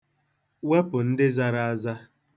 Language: Igbo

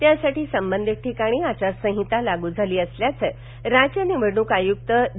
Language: Marathi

